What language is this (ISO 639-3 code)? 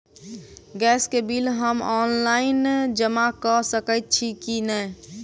mai